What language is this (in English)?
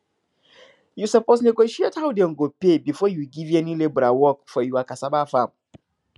Nigerian Pidgin